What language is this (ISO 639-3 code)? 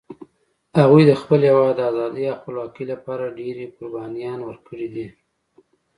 pus